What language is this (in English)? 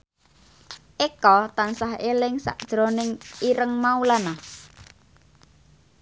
Javanese